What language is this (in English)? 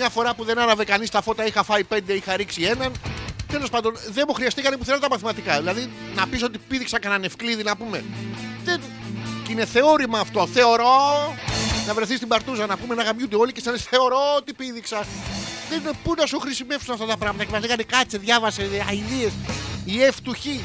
Greek